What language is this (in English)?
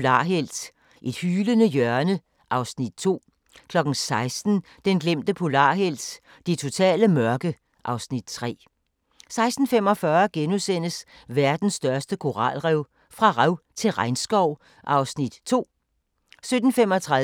Danish